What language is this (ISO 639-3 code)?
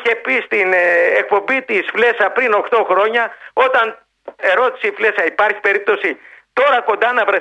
ell